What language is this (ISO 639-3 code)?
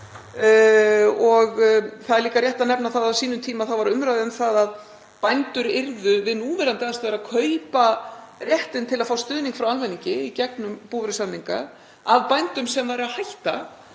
isl